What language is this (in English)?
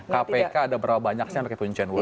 Indonesian